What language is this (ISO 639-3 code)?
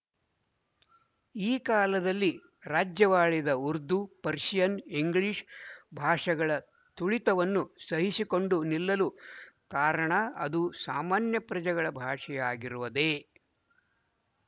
kan